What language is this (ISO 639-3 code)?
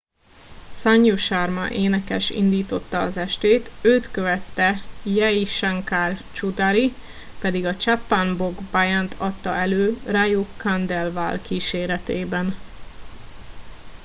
hun